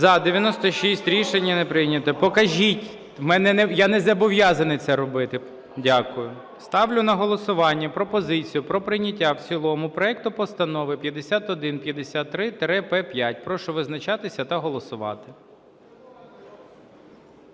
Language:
Ukrainian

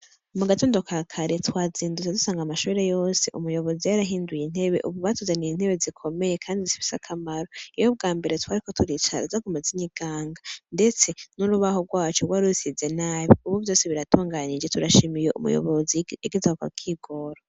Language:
Rundi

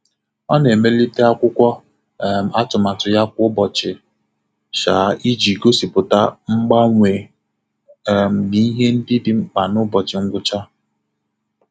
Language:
Igbo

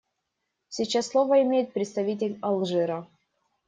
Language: Russian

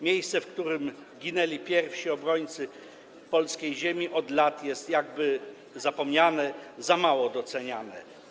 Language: Polish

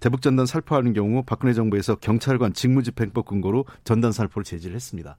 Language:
Korean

